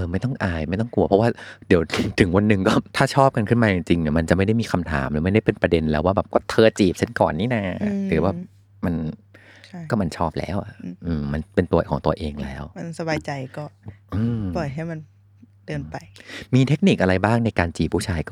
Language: Thai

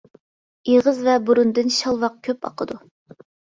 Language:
Uyghur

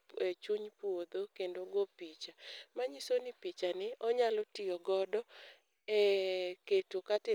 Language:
Luo (Kenya and Tanzania)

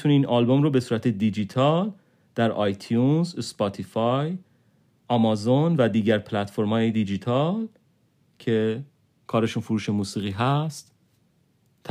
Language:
Persian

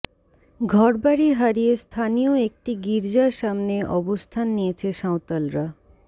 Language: Bangla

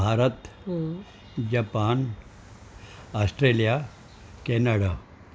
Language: Sindhi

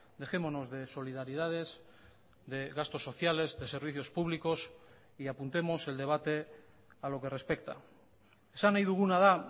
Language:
Spanish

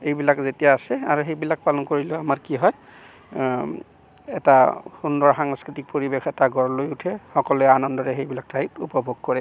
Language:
Assamese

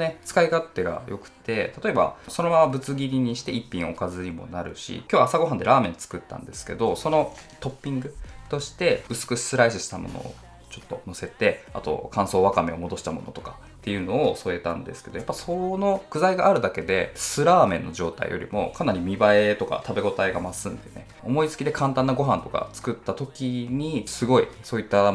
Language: Japanese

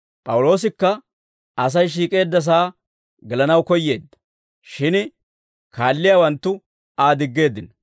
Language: Dawro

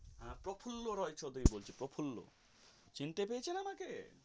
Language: Bangla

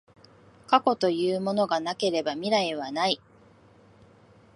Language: Japanese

